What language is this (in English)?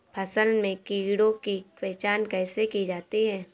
Hindi